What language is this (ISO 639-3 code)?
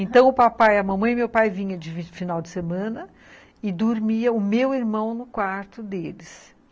por